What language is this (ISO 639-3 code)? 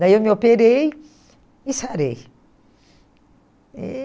por